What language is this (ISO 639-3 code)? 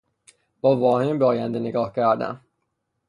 fas